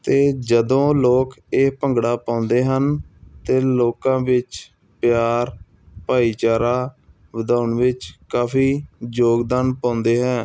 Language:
Punjabi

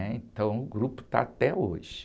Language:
Portuguese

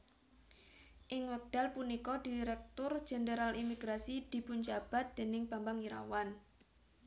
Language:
Javanese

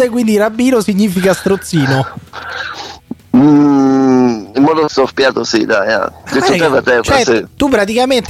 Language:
Italian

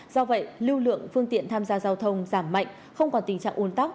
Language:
Vietnamese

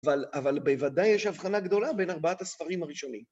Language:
Hebrew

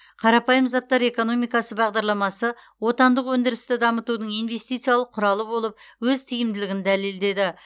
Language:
Kazakh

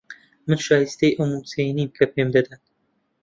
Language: Central Kurdish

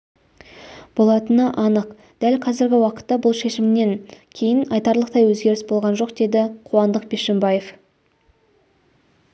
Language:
Kazakh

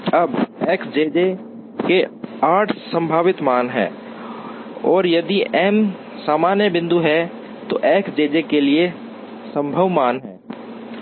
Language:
Hindi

